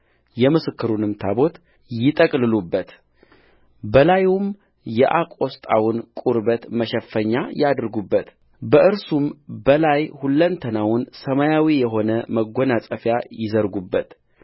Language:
Amharic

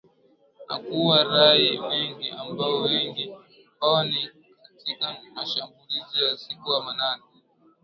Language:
Swahili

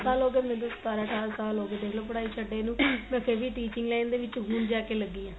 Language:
Punjabi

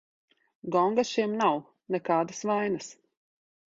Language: Latvian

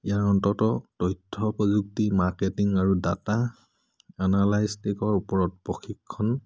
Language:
Assamese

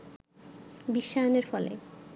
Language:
Bangla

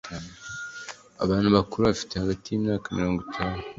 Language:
Kinyarwanda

